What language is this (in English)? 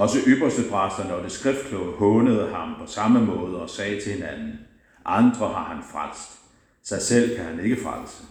Danish